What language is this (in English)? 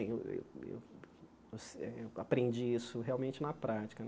Portuguese